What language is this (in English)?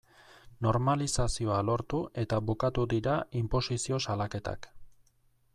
Basque